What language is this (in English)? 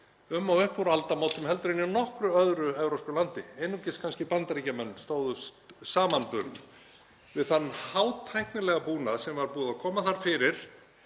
Icelandic